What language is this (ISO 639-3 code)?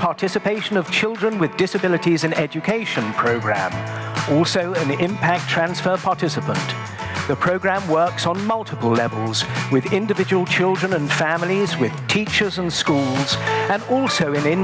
eng